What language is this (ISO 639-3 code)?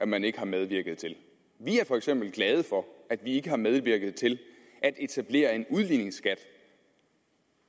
dan